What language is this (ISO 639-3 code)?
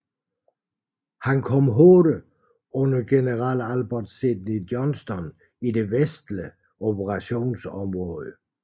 dan